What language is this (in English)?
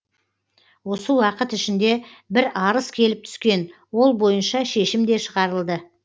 Kazakh